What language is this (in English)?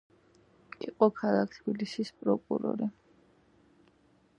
Georgian